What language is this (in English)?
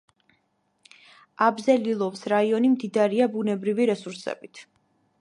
Georgian